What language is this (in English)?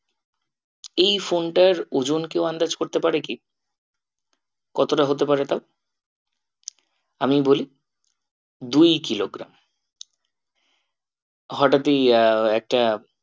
Bangla